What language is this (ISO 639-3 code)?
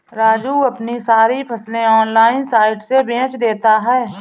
hin